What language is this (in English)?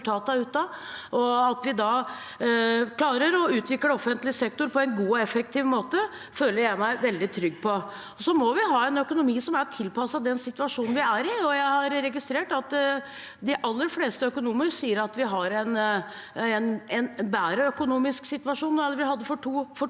Norwegian